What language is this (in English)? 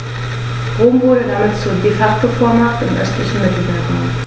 German